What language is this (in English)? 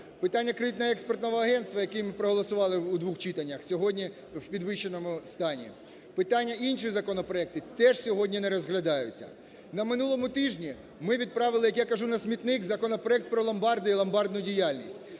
Ukrainian